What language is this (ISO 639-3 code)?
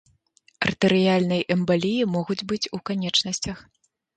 bel